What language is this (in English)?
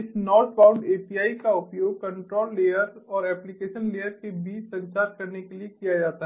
Hindi